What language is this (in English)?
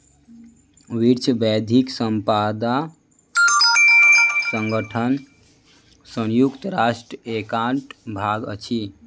Maithili